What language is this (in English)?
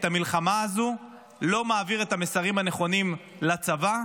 Hebrew